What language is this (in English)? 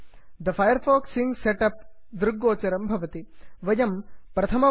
Sanskrit